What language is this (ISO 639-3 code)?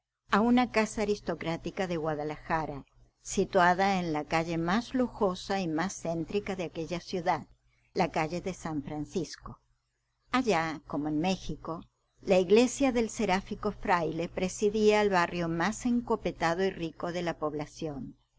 spa